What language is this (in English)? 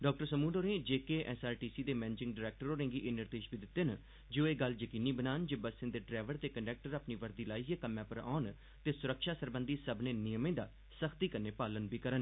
Dogri